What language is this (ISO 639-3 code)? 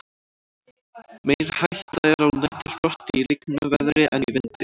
isl